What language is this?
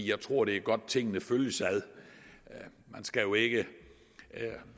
Danish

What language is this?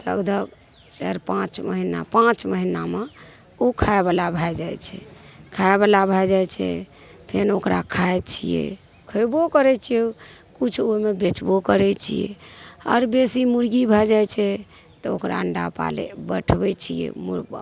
Maithili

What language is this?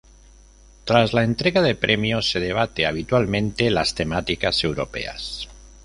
Spanish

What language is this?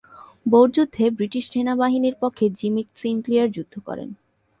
Bangla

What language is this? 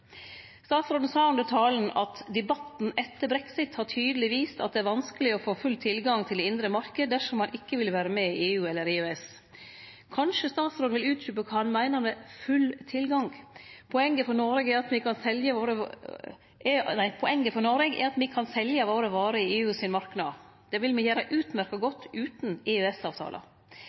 Norwegian Nynorsk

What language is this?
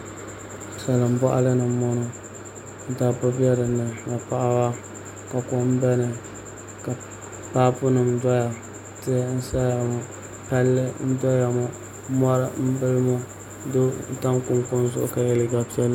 Dagbani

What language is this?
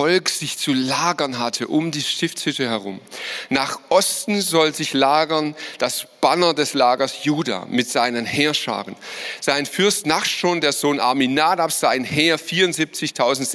German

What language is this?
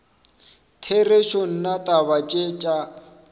Northern Sotho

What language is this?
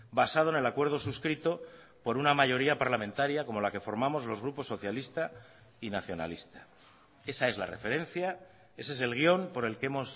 Spanish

